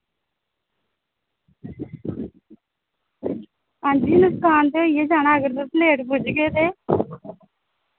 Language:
Dogri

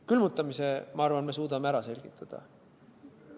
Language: Estonian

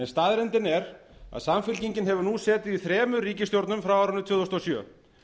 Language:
Icelandic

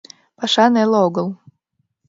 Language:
Mari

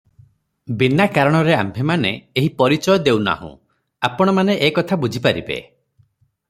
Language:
Odia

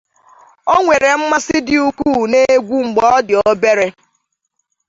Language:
Igbo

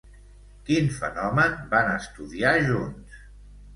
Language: Catalan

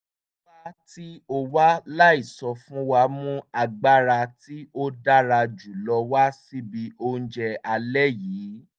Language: Yoruba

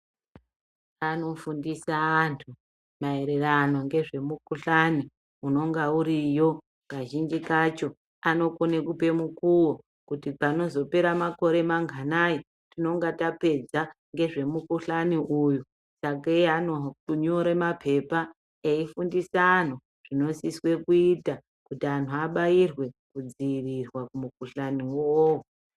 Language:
Ndau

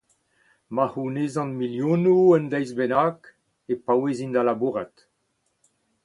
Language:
Breton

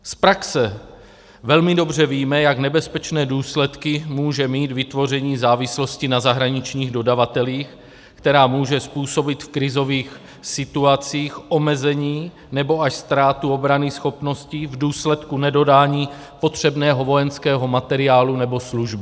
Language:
Czech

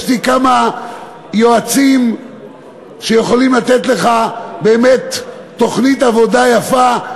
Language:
Hebrew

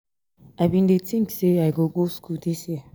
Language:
Nigerian Pidgin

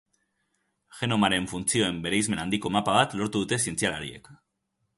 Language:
Basque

